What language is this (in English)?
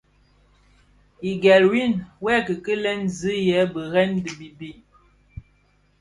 Bafia